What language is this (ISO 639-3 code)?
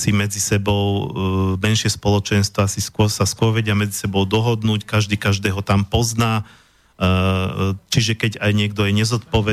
slk